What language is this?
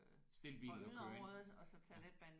Danish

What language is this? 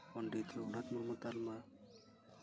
Santali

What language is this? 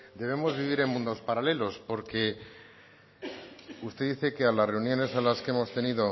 Spanish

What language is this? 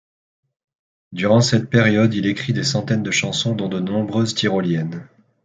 French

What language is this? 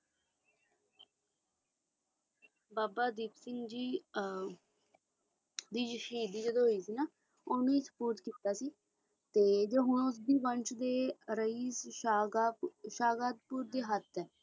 Punjabi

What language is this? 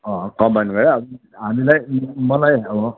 Nepali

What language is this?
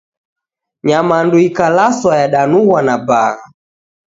Taita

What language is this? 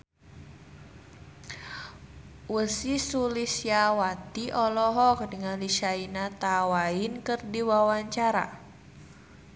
Sundanese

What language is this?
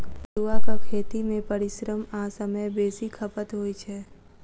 Maithili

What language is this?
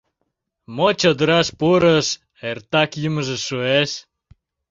Mari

